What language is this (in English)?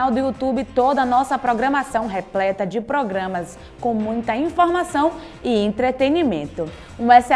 Portuguese